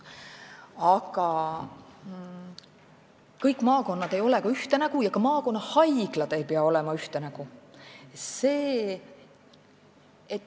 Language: Estonian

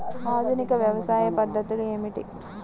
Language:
Telugu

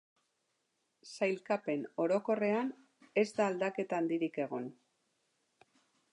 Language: Basque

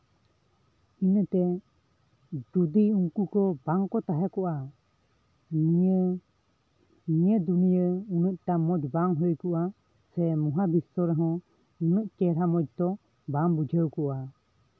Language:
Santali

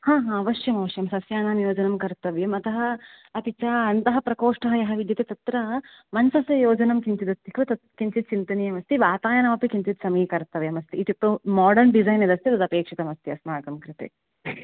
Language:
Sanskrit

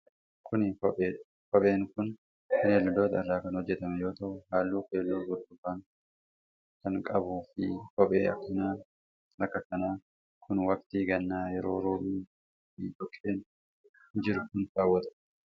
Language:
Oromo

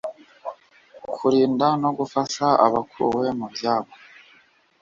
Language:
Kinyarwanda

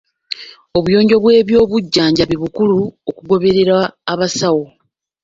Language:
Ganda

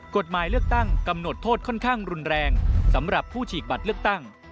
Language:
Thai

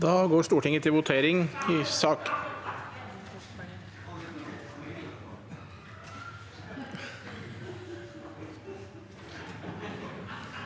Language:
Norwegian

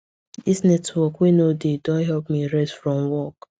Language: Nigerian Pidgin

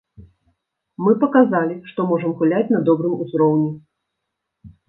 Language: Belarusian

